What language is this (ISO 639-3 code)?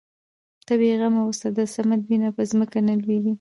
pus